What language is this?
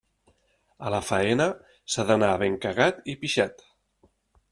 Catalan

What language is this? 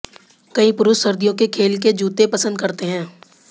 Hindi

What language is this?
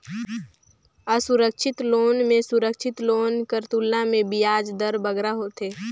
Chhattisgarhi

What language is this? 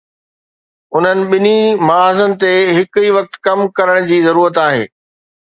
Sindhi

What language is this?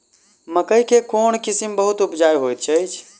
Maithili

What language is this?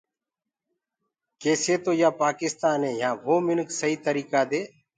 Gurgula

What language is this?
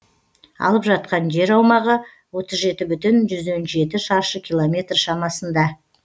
Kazakh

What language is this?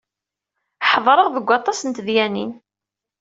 Kabyle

